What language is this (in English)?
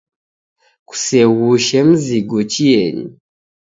Taita